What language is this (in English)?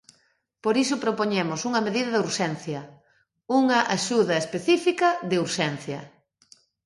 Galician